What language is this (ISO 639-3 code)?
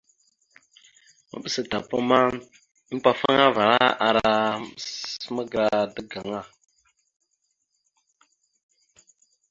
mxu